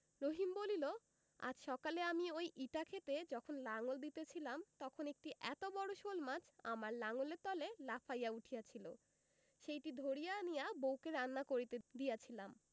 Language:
Bangla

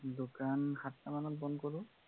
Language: Assamese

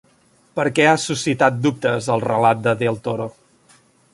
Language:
Catalan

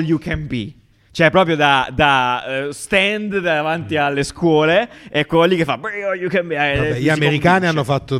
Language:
Italian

